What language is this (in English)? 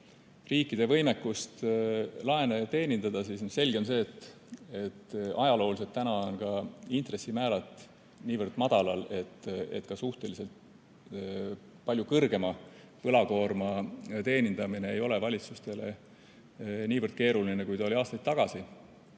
Estonian